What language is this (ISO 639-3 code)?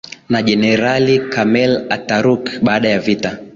swa